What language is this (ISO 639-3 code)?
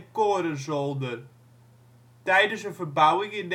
nld